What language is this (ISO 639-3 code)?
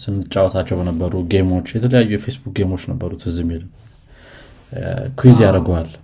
amh